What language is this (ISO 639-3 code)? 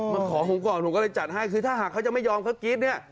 tha